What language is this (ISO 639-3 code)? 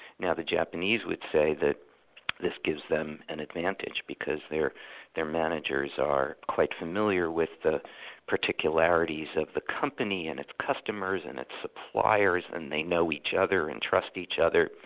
eng